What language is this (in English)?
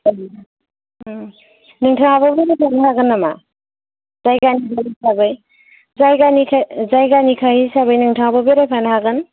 Bodo